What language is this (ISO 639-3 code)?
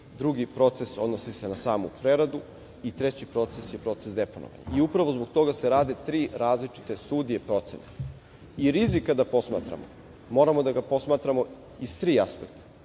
srp